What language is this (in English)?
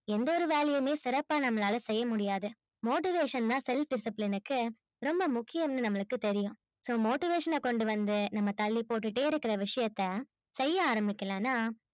Tamil